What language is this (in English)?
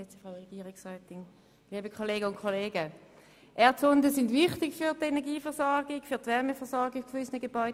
Swiss German